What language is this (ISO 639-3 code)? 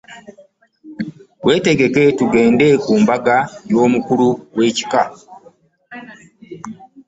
lug